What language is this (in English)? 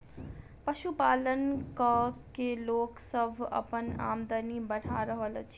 Maithili